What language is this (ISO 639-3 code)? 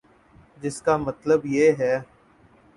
urd